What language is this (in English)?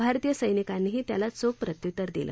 Marathi